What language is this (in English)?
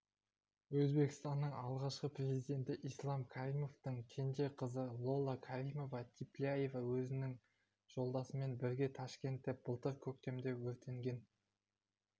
Kazakh